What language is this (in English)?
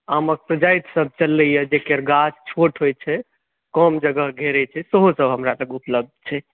Maithili